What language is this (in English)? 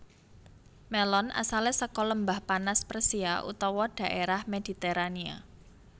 Javanese